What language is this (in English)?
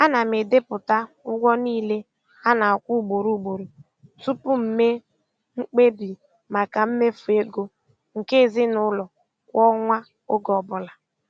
Igbo